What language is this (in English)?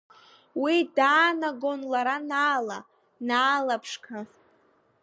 Abkhazian